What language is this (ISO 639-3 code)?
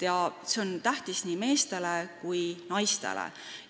est